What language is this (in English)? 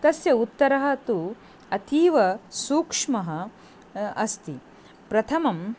Sanskrit